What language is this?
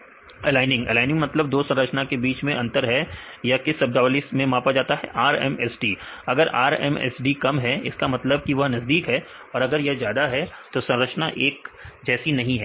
Hindi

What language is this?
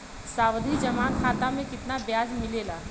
Bhojpuri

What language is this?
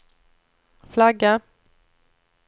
Swedish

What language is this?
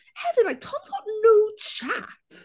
Welsh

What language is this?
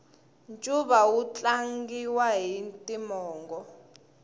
Tsonga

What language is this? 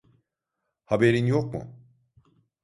Turkish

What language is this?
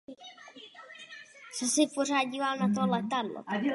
Czech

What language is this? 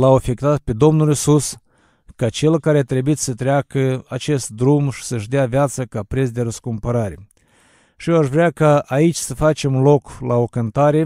Romanian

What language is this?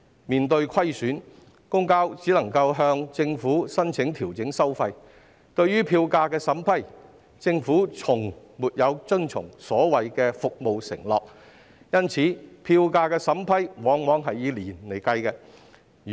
Cantonese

